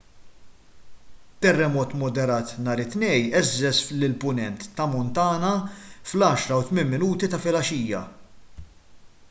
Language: Maltese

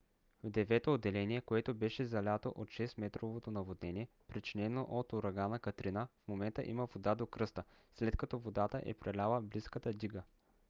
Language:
Bulgarian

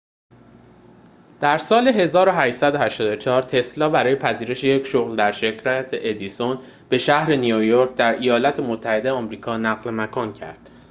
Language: Persian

